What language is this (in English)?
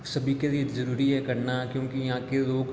Hindi